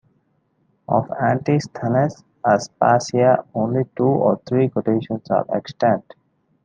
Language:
English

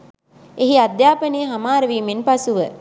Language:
Sinhala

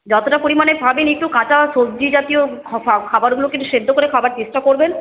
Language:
Bangla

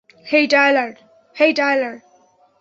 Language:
Bangla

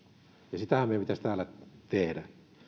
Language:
Finnish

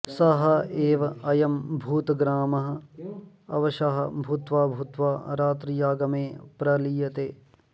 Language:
Sanskrit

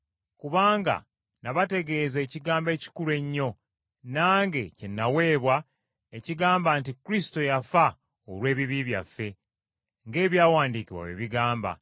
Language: Ganda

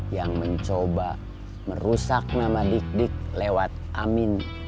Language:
Indonesian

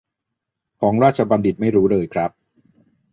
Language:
Thai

